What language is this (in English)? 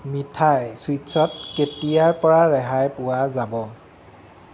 Assamese